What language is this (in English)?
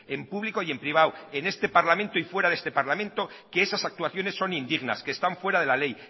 Spanish